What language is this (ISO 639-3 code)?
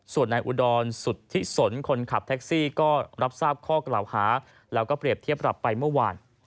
tha